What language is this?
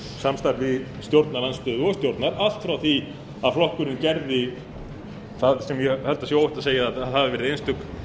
Icelandic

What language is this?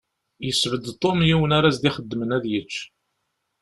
Kabyle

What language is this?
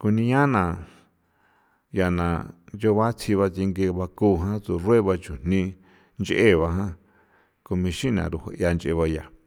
San Felipe Otlaltepec Popoloca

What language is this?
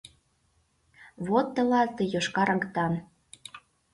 Mari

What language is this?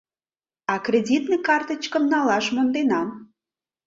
Mari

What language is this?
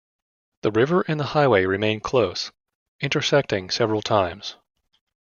English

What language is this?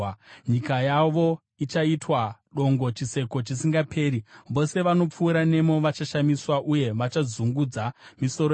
Shona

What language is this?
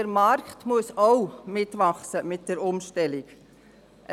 Swiss German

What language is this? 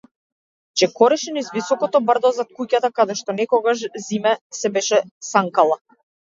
Macedonian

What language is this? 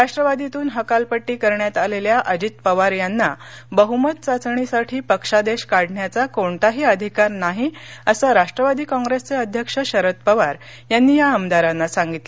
Marathi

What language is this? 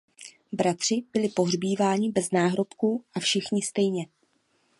Czech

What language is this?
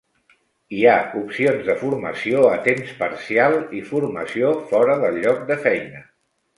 Catalan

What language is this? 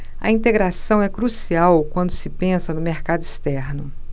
Portuguese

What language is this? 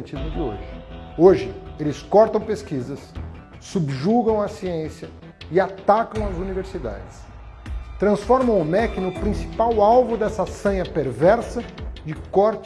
Portuguese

